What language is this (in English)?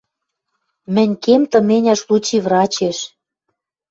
Western Mari